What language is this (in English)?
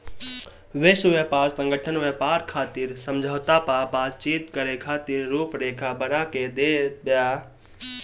Bhojpuri